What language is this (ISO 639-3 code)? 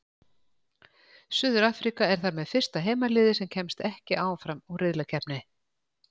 isl